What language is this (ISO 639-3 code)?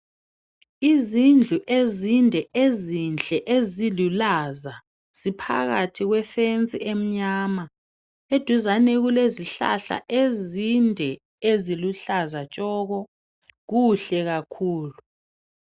nde